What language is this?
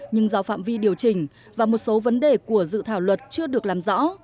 Vietnamese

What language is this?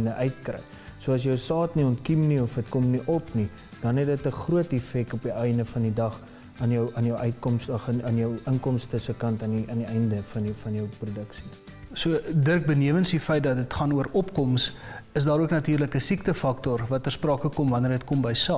Dutch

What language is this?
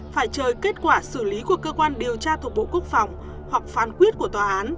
Vietnamese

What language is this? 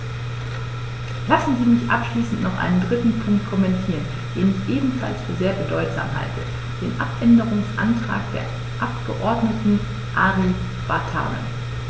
German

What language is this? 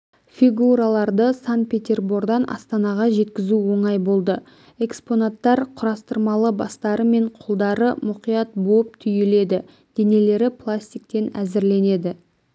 Kazakh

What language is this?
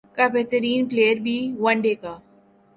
Urdu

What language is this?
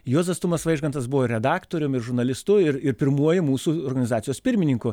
Lithuanian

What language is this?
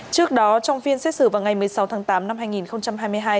Vietnamese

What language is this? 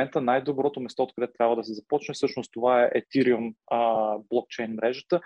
Bulgarian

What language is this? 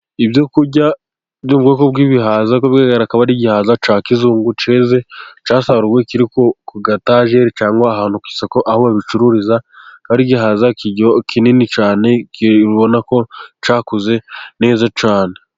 Kinyarwanda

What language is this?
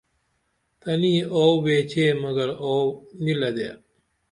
Dameli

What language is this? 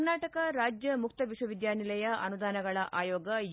Kannada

